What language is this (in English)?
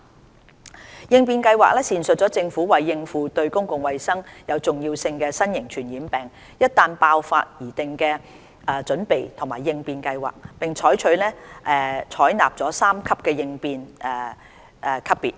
Cantonese